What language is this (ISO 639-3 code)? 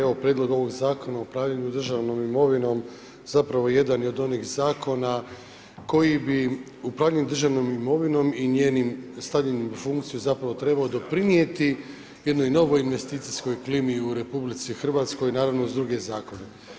hrv